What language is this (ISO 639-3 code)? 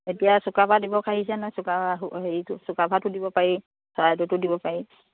asm